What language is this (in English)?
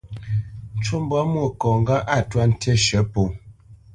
Bamenyam